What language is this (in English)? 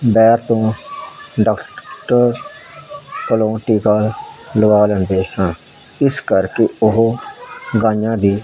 Punjabi